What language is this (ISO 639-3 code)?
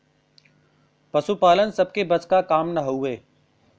bho